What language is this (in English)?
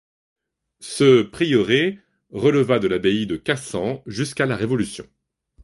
French